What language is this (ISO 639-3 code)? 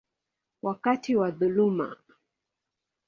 swa